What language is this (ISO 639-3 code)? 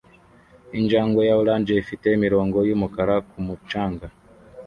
kin